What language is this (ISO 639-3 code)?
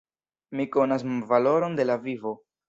epo